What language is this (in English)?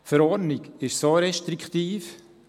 Swiss German